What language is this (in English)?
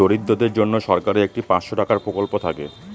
Bangla